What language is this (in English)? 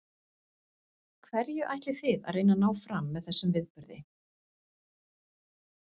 Icelandic